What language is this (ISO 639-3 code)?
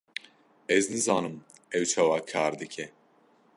kur